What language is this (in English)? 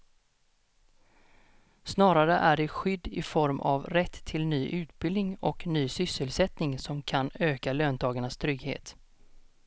Swedish